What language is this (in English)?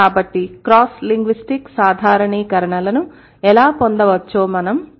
Telugu